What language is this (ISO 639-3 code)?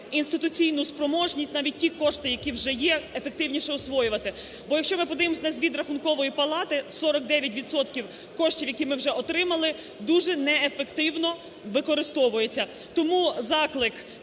ukr